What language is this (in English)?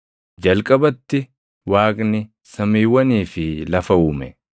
Oromo